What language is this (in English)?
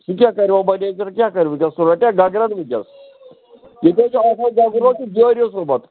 Kashmiri